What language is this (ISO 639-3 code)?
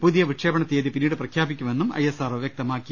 mal